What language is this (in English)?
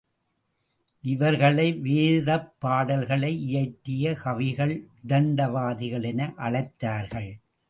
Tamil